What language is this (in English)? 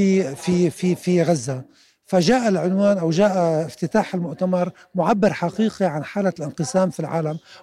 Arabic